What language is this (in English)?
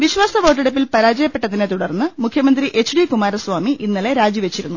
Malayalam